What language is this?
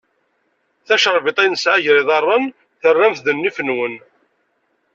Kabyle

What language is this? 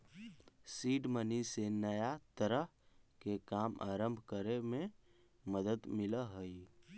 Magahi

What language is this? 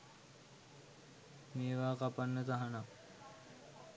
Sinhala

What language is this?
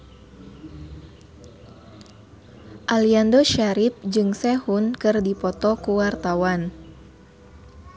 Sundanese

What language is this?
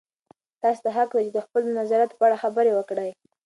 Pashto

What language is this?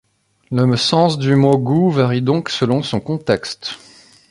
French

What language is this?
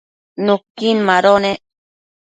Matsés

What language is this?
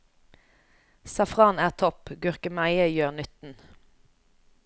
Norwegian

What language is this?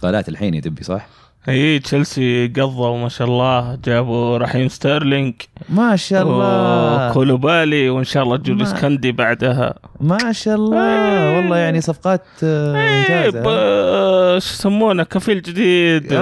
Arabic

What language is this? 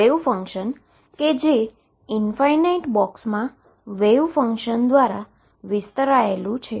Gujarati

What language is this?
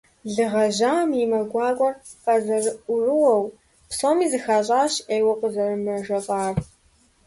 Kabardian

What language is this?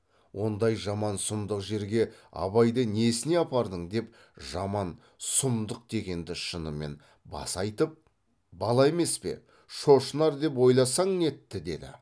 Kazakh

